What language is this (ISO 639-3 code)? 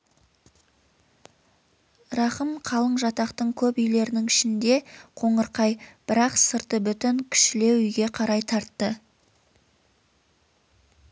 kaz